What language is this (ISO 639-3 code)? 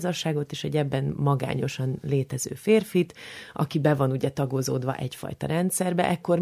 hun